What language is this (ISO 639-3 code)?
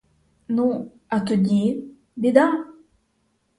ukr